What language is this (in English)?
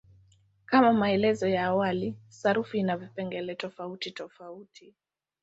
Swahili